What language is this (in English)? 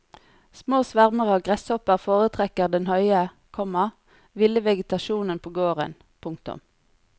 Norwegian